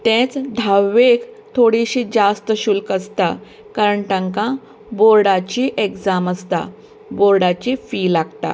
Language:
Konkani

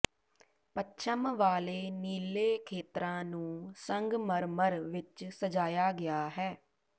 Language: Punjabi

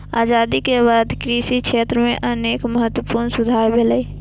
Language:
Maithili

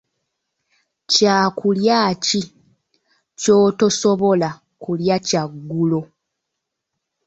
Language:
Ganda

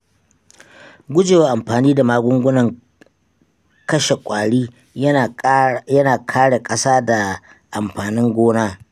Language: Hausa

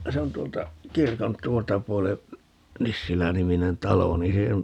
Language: Finnish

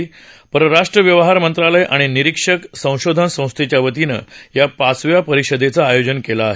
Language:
Marathi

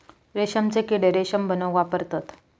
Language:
Marathi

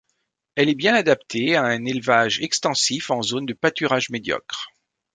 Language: French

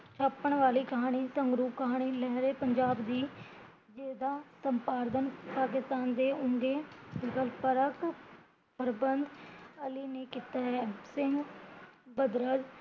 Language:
Punjabi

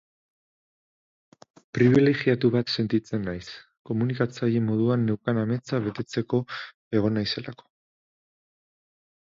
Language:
Basque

